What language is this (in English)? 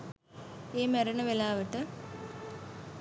Sinhala